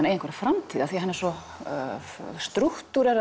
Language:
Icelandic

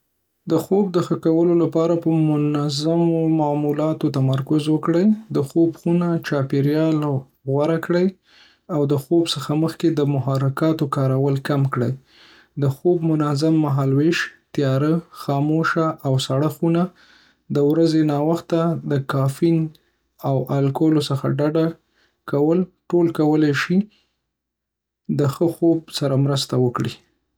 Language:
Pashto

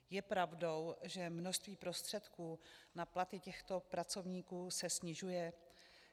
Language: Czech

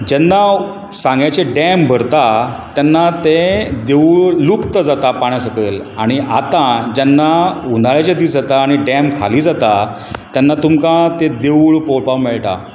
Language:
Konkani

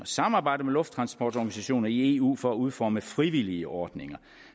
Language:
Danish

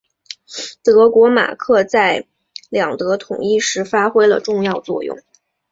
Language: Chinese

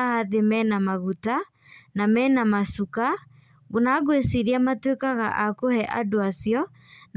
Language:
Kikuyu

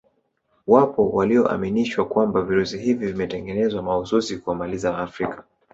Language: Swahili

